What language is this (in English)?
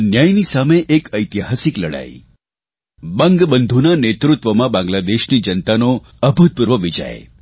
Gujarati